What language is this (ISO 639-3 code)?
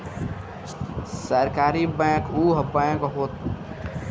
bho